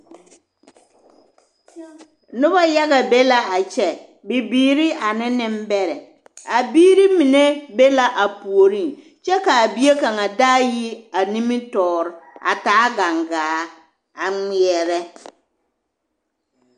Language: Southern Dagaare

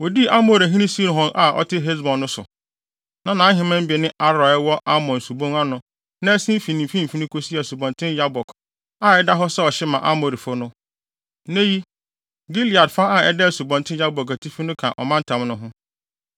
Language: Akan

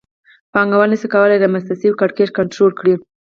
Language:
Pashto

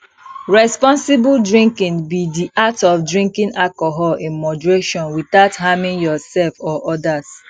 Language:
Nigerian Pidgin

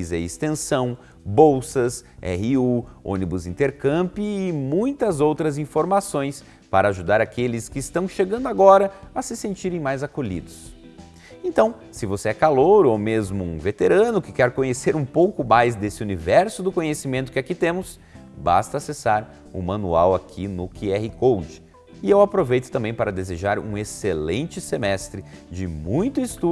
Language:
Portuguese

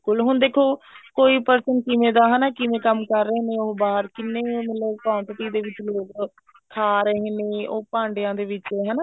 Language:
Punjabi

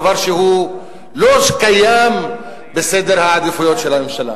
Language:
Hebrew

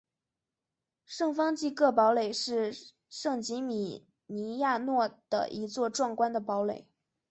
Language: Chinese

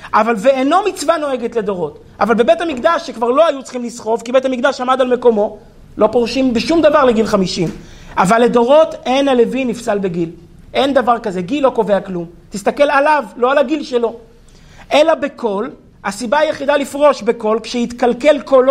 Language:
Hebrew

